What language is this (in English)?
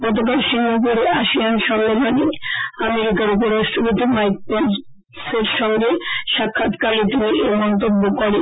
Bangla